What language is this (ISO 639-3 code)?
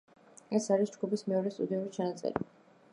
kat